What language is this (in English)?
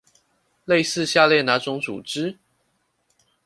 Chinese